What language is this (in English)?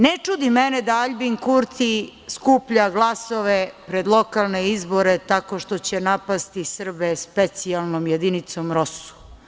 Serbian